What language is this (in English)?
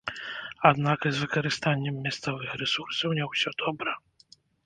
Belarusian